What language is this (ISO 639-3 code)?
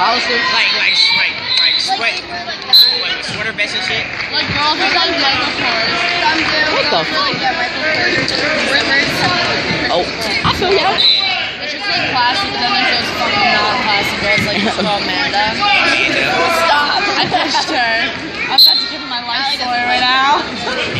eng